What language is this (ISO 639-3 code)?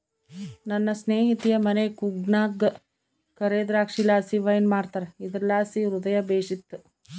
kan